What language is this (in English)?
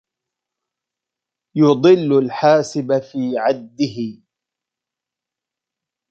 Arabic